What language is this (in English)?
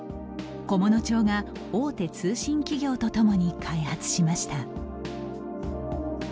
Japanese